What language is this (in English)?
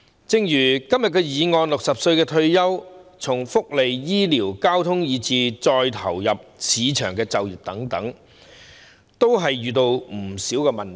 Cantonese